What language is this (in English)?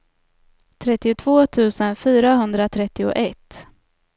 Swedish